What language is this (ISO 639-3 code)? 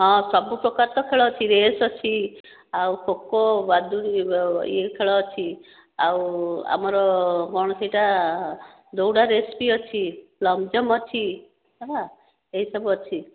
ori